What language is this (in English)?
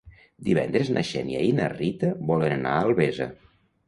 Catalan